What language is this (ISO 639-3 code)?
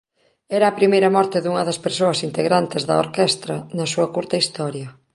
glg